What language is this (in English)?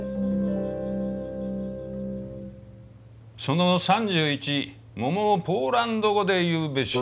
Japanese